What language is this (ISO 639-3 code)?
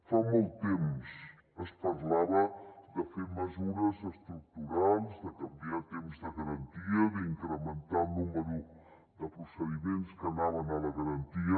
cat